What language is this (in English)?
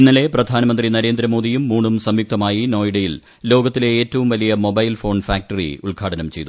Malayalam